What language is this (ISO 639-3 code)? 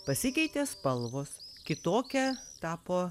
lit